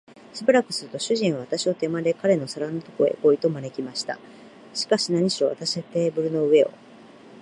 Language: Japanese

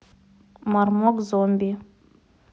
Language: Russian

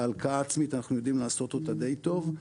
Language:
Hebrew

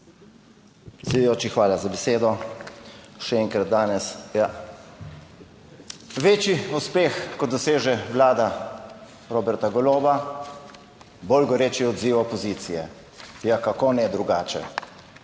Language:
Slovenian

